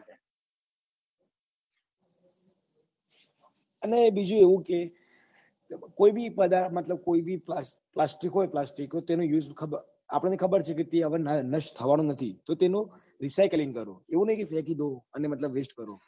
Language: Gujarati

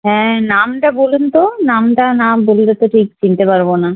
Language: Bangla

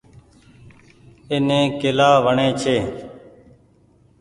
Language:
Goaria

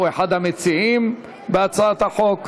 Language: Hebrew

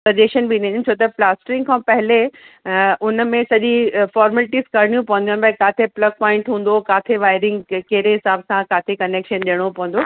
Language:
Sindhi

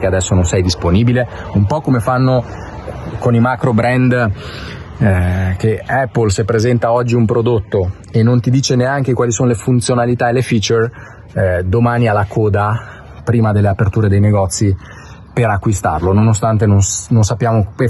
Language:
Italian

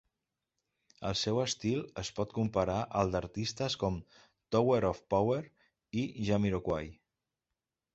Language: Catalan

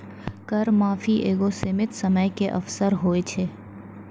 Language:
Maithili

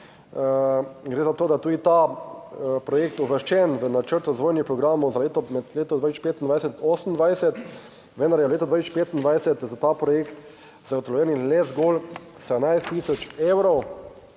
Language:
Slovenian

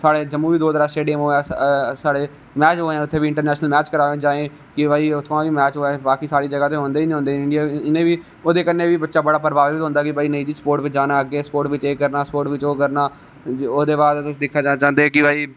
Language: Dogri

